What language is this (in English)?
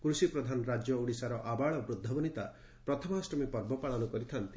Odia